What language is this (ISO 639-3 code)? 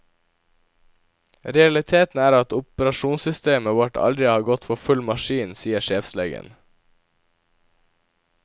nor